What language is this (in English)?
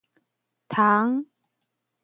Min Nan Chinese